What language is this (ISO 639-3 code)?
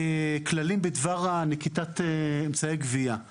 heb